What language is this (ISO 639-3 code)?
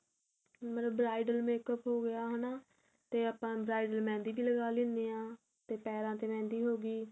pan